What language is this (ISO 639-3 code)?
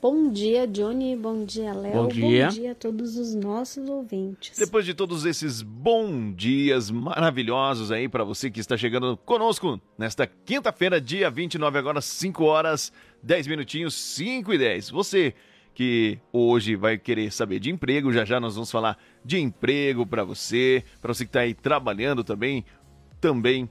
por